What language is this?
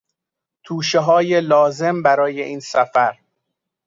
Persian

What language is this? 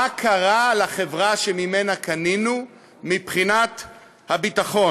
Hebrew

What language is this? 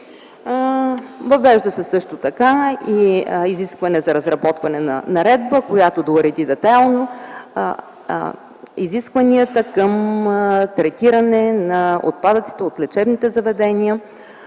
Bulgarian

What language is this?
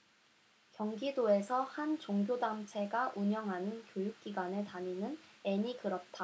Korean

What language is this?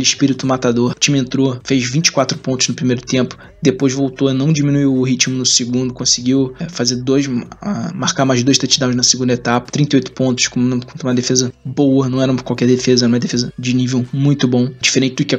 Portuguese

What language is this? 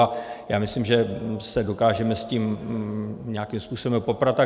Czech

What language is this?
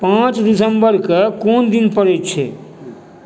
Maithili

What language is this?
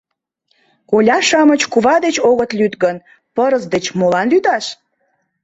Mari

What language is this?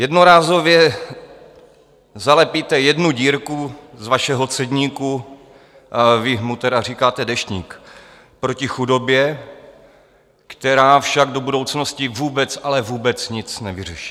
Czech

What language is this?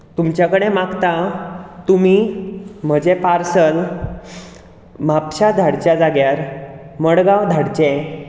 Konkani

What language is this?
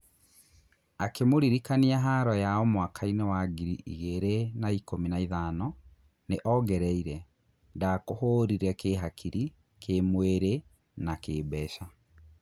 Kikuyu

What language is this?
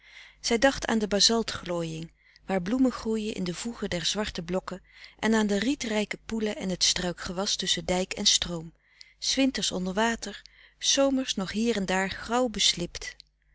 Dutch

